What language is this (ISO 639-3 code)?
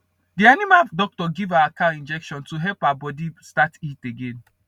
pcm